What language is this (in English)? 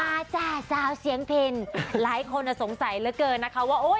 Thai